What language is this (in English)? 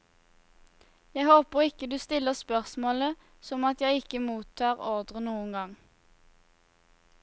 Norwegian